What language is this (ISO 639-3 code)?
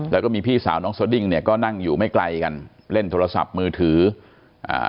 tha